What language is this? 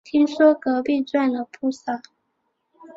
Chinese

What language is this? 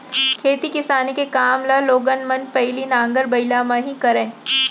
Chhattisgarhi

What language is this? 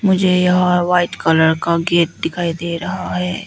Hindi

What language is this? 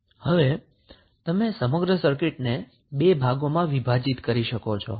Gujarati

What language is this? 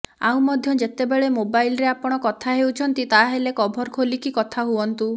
Odia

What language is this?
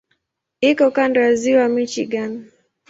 Swahili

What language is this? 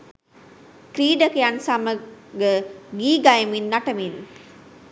Sinhala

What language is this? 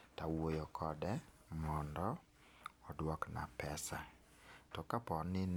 Luo (Kenya and Tanzania)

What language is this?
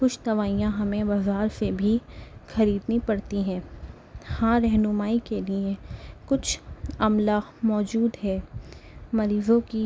Urdu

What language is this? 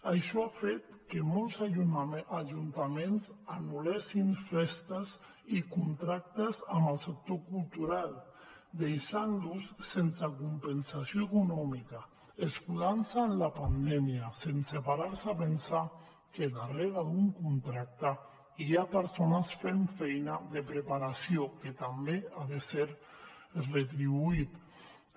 Catalan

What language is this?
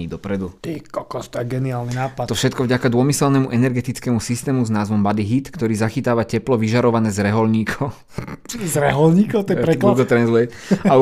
Slovak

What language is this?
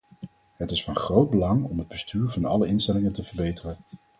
Dutch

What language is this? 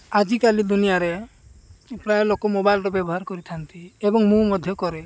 Odia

